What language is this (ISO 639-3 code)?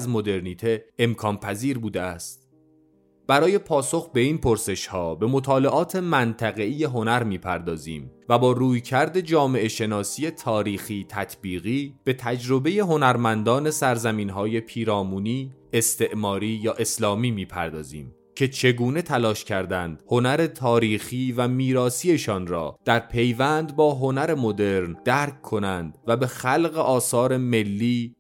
fas